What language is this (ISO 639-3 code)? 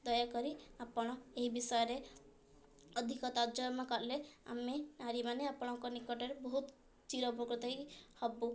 ori